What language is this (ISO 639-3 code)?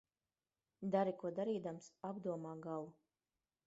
lav